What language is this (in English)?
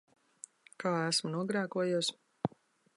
Latvian